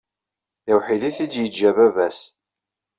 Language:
Kabyle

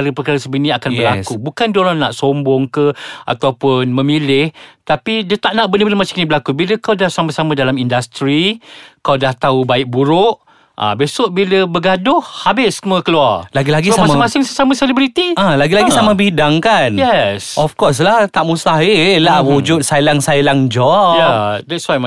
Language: Malay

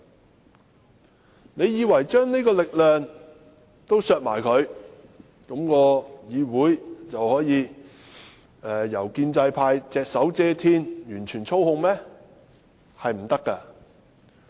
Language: Cantonese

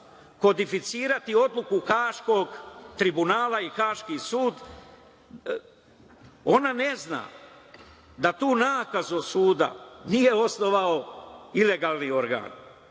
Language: Serbian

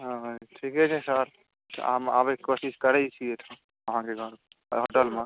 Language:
Maithili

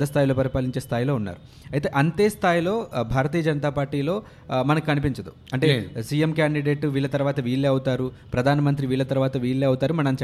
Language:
Telugu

